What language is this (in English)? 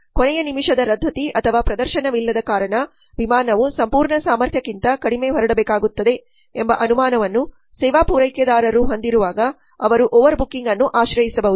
Kannada